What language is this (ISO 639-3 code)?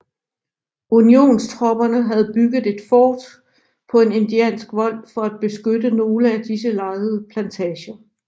dan